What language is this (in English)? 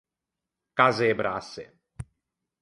Ligurian